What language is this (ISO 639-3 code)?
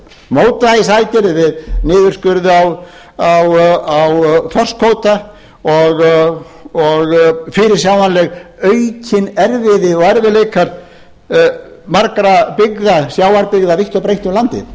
isl